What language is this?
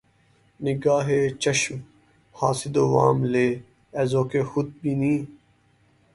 Urdu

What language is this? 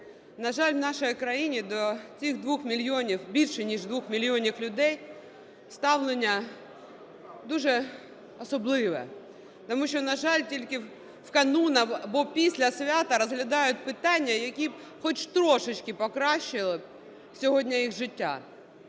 Ukrainian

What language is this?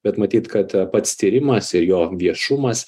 Lithuanian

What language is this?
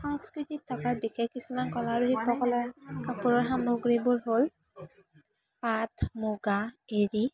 Assamese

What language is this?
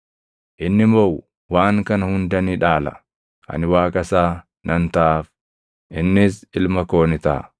Oromo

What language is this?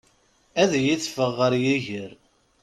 Kabyle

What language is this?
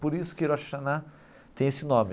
Portuguese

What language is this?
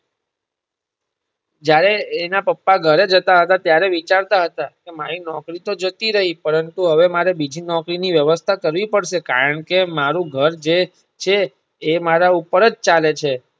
Gujarati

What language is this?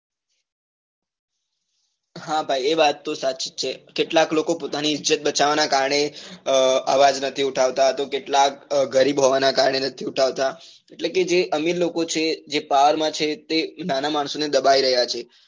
Gujarati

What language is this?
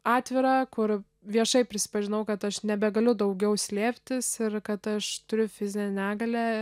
Lithuanian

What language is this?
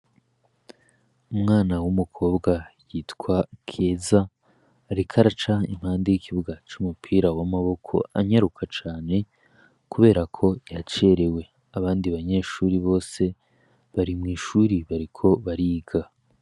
Rundi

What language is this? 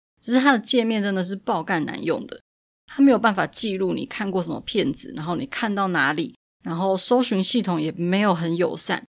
Chinese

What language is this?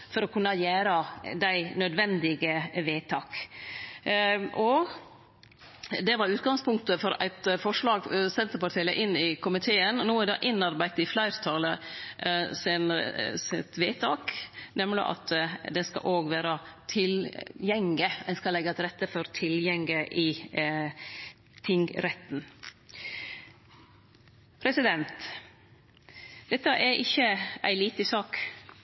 Norwegian Nynorsk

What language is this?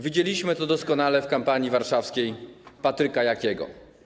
Polish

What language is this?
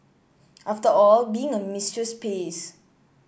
English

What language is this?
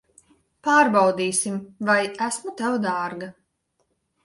Latvian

